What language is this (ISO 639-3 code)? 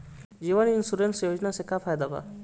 bho